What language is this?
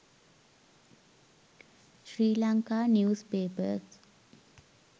Sinhala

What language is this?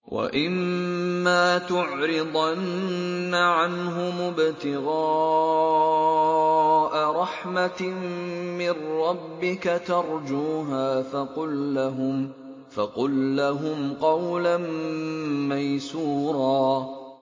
Arabic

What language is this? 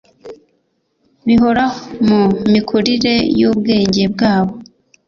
Kinyarwanda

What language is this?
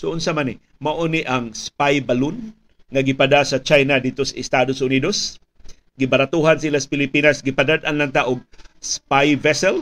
Filipino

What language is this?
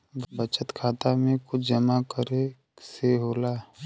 Bhojpuri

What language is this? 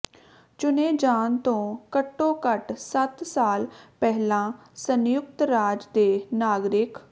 Punjabi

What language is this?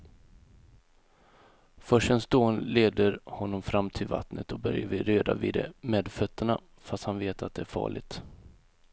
Swedish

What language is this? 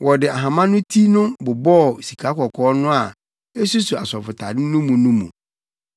Akan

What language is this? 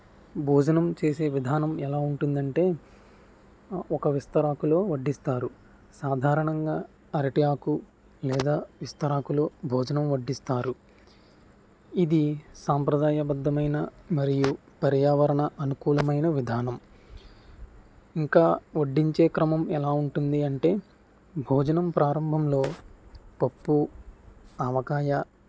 Telugu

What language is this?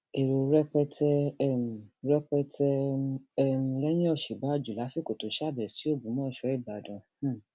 Yoruba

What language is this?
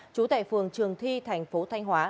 Vietnamese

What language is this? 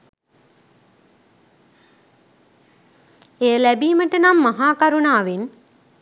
Sinhala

